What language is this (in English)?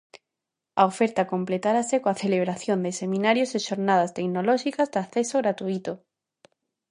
Galician